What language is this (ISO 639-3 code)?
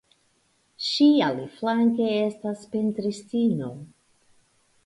epo